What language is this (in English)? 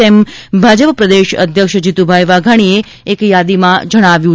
Gujarati